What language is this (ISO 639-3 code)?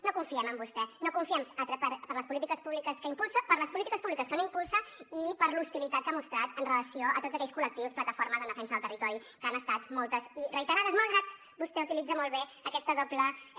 cat